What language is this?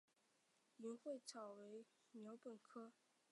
Chinese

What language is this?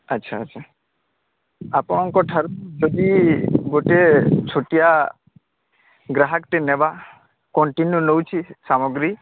Odia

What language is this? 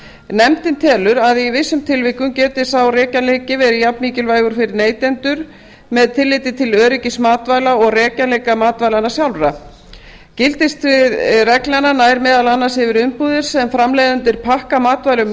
Icelandic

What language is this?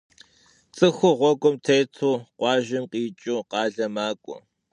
Kabardian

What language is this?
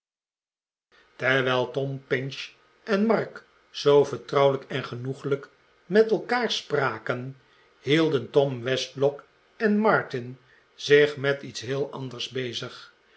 Dutch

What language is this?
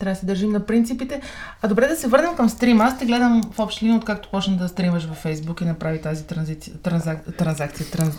Bulgarian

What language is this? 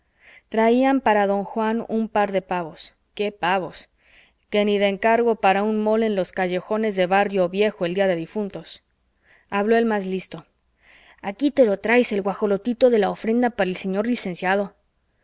Spanish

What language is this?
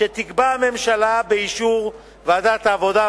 Hebrew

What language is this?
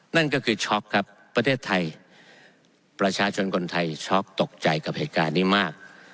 Thai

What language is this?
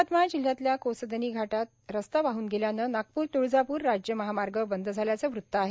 Marathi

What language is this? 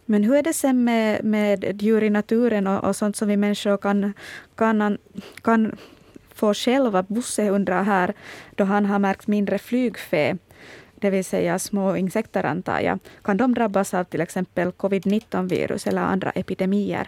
Swedish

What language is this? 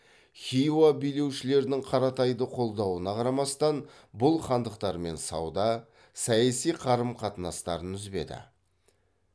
Kazakh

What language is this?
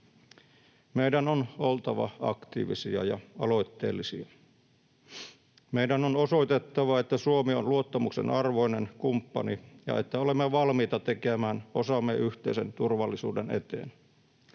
Finnish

